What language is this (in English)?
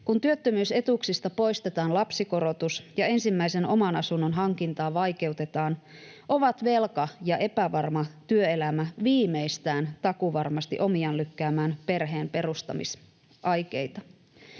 Finnish